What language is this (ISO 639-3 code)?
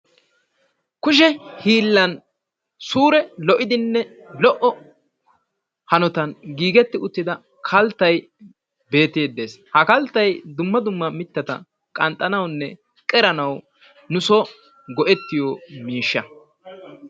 wal